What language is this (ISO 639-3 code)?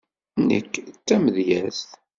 kab